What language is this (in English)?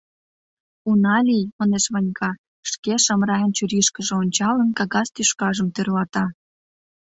Mari